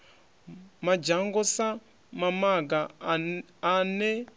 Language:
Venda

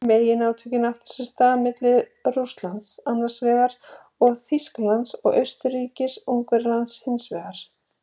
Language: Icelandic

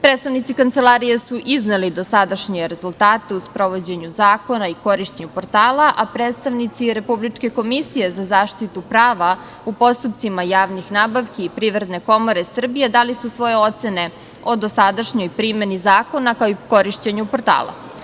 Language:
Serbian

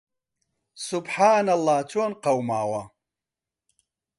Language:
Central Kurdish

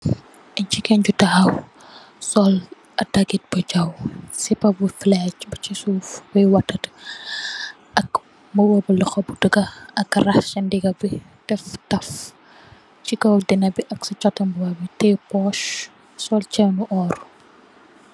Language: Wolof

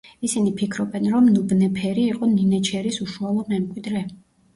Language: Georgian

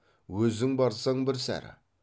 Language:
Kazakh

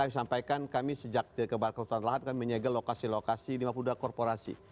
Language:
Indonesian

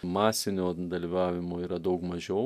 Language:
Lithuanian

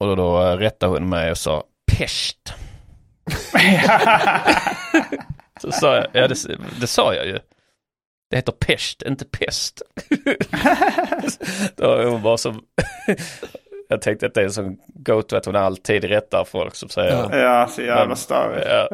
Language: Swedish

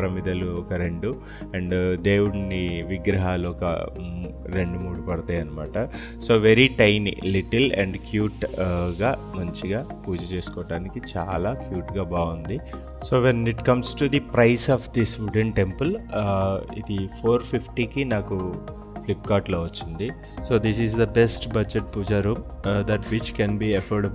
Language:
Telugu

